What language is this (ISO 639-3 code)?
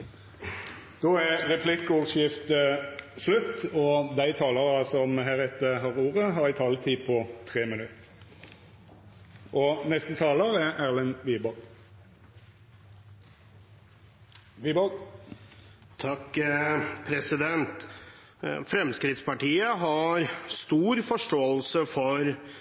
nor